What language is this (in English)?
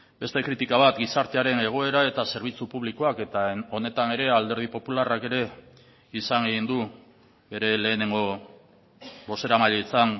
Basque